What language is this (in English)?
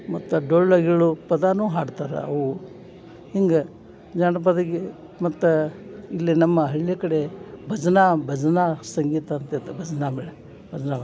Kannada